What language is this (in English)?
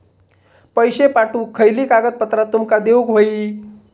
Marathi